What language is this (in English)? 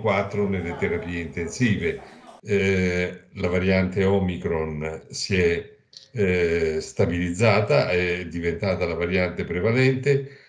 Italian